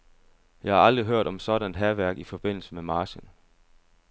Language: Danish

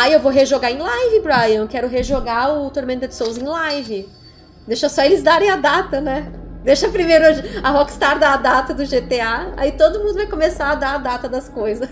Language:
Portuguese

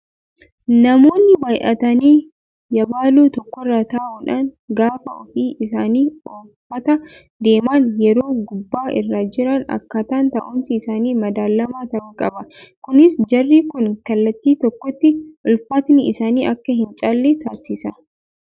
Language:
Oromo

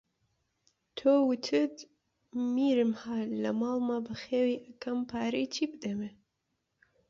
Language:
Central Kurdish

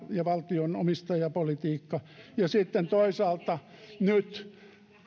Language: Finnish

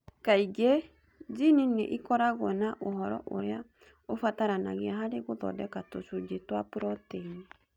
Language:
Kikuyu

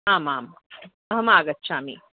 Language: Sanskrit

